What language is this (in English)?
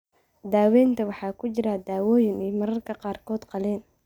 Somali